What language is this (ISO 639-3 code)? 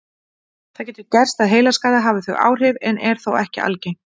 isl